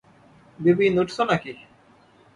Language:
Bangla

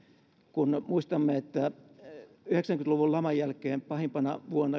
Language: Finnish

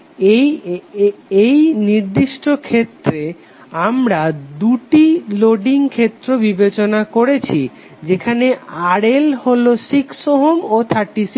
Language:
Bangla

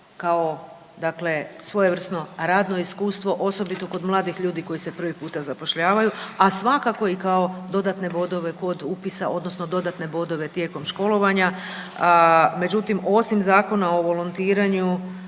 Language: Croatian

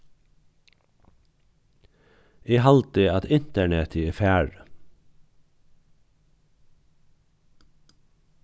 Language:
Faroese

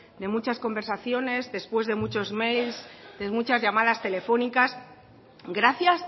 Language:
Spanish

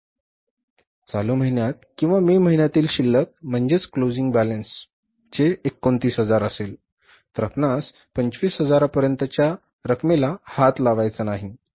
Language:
Marathi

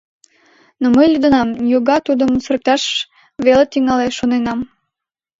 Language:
Mari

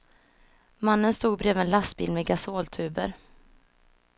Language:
Swedish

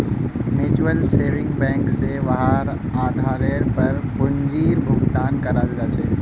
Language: Magahi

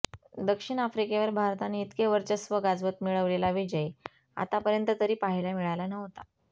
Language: Marathi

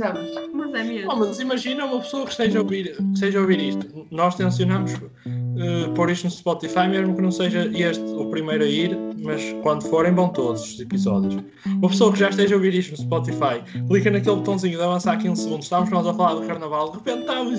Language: Portuguese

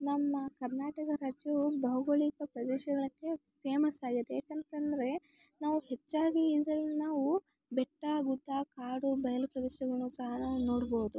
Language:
Kannada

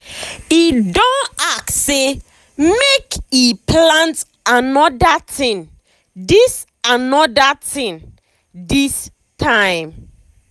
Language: Nigerian Pidgin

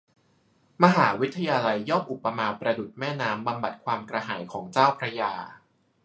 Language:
Thai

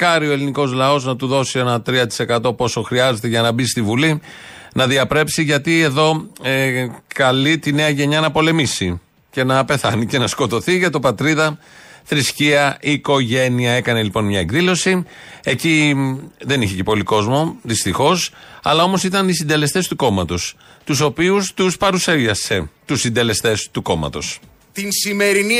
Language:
Greek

